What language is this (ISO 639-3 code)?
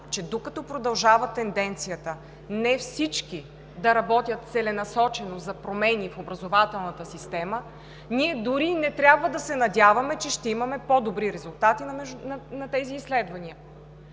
bul